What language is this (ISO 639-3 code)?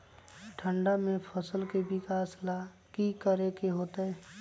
mag